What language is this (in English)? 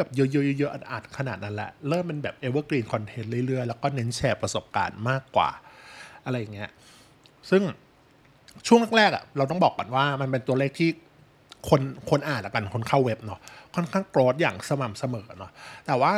Thai